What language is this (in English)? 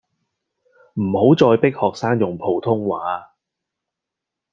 Cantonese